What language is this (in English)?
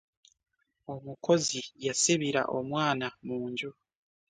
Ganda